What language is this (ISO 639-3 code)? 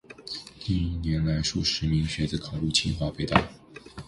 zho